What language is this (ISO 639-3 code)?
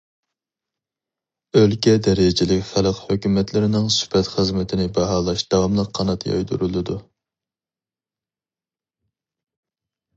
uig